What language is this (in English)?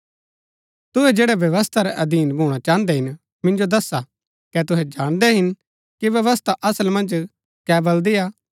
Gaddi